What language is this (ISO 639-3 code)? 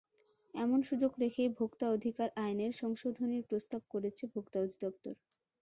ben